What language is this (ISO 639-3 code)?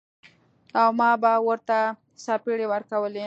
pus